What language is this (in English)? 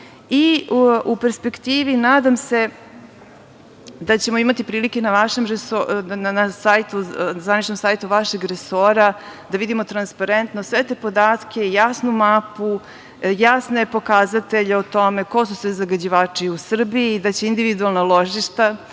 Serbian